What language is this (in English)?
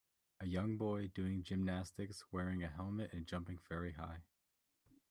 English